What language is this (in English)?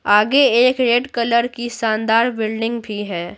Hindi